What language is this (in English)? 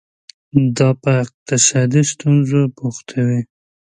Pashto